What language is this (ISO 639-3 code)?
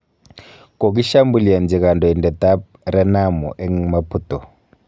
kln